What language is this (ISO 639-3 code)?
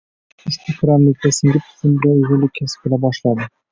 uzb